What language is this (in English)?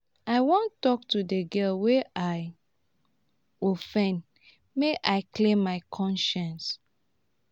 Nigerian Pidgin